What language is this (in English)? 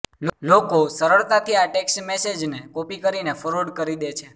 Gujarati